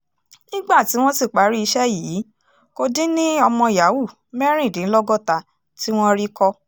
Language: Yoruba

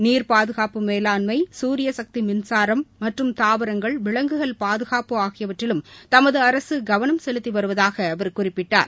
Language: Tamil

